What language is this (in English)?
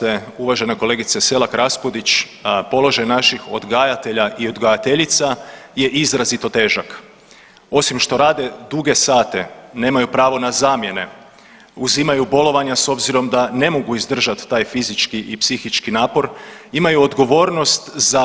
Croatian